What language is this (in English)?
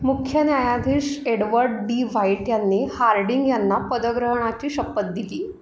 Marathi